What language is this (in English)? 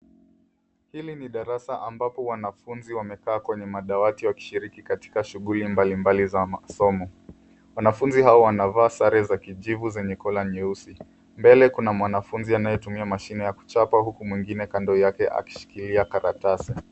Swahili